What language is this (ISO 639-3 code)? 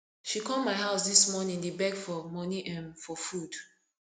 pcm